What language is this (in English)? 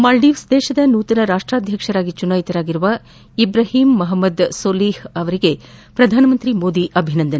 Kannada